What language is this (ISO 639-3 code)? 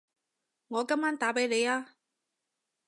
yue